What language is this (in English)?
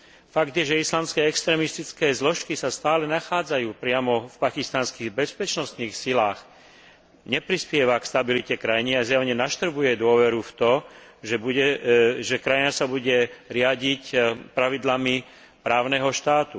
Slovak